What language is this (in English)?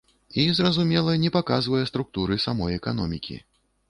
Belarusian